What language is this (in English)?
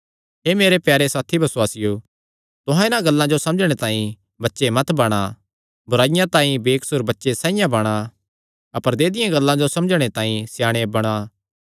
Kangri